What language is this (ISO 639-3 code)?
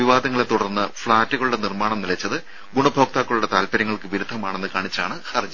mal